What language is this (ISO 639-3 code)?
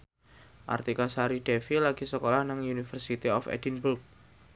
jav